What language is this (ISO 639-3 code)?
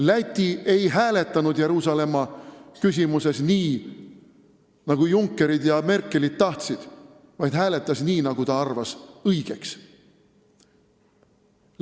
est